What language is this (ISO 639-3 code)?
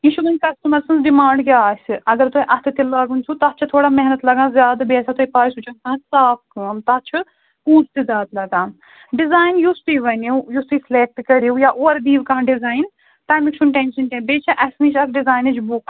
kas